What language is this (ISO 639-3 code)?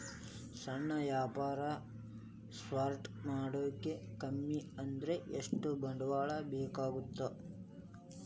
kan